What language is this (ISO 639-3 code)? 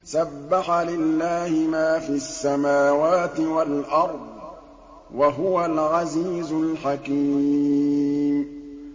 ara